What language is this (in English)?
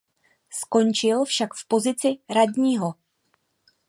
Czech